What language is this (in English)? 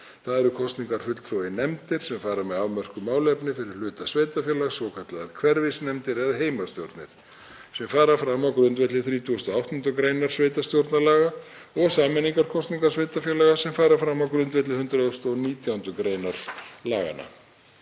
Icelandic